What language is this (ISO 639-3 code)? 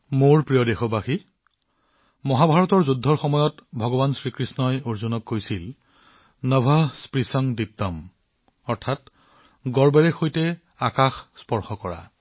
asm